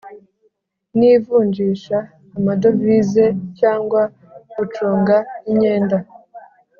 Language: Kinyarwanda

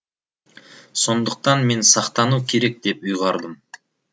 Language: Kazakh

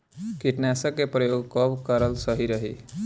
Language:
Bhojpuri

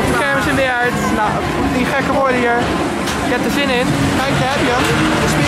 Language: Dutch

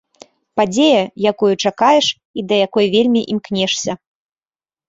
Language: Belarusian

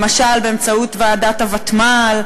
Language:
Hebrew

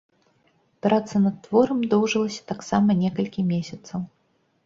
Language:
Belarusian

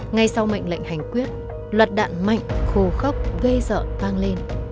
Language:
Vietnamese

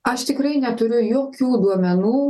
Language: Lithuanian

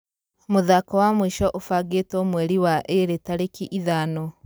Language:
Kikuyu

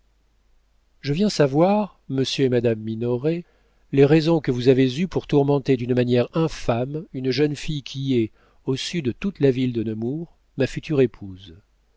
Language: French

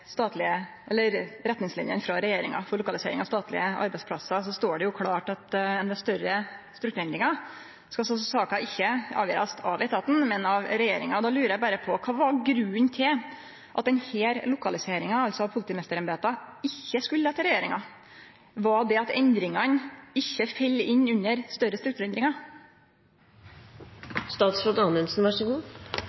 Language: Norwegian Nynorsk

